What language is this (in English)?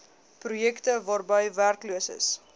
Afrikaans